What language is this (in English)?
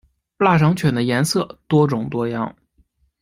Chinese